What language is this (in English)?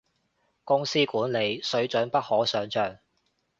Cantonese